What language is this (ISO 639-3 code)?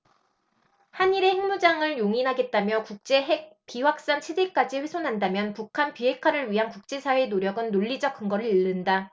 kor